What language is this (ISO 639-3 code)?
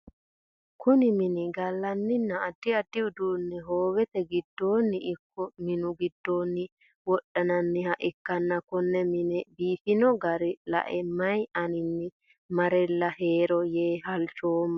sid